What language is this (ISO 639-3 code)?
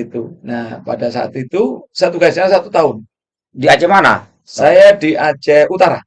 ind